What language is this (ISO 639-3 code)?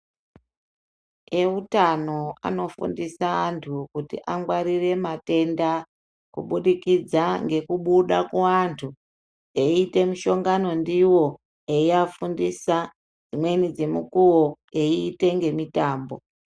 ndc